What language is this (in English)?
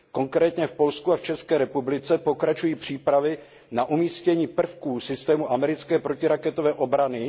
Czech